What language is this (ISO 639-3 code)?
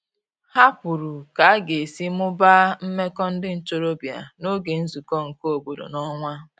ibo